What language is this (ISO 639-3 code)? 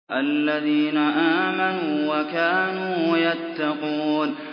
ara